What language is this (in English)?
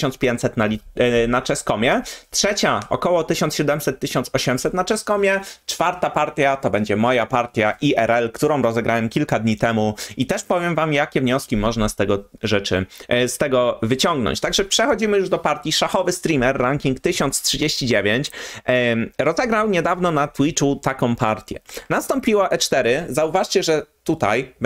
Polish